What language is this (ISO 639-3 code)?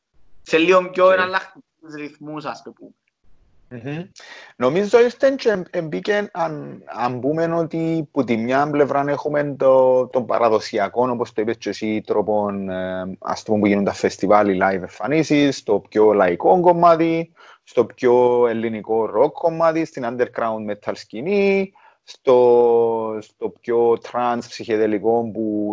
ell